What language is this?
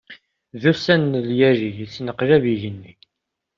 Kabyle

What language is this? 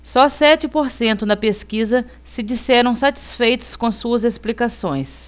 Portuguese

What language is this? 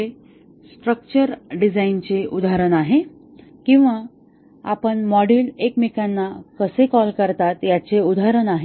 Marathi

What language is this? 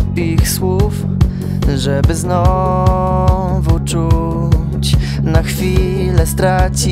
Polish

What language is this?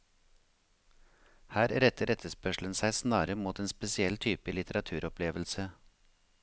Norwegian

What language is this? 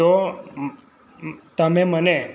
Gujarati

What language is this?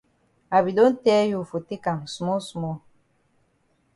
Cameroon Pidgin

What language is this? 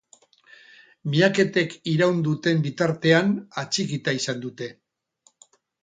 Basque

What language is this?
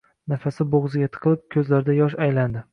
Uzbek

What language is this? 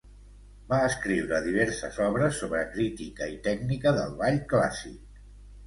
Catalan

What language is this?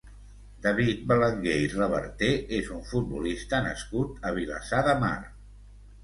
Catalan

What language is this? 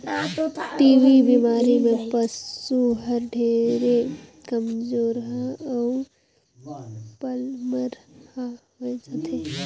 Chhattisgarhi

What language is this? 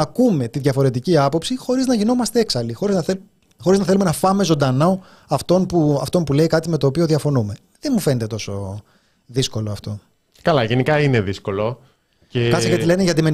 Greek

